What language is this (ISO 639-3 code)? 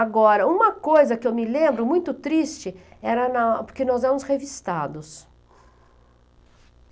por